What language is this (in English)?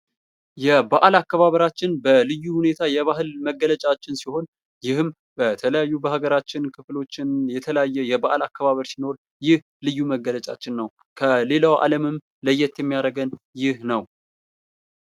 Amharic